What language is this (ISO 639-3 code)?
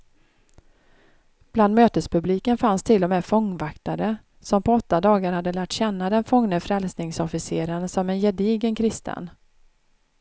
swe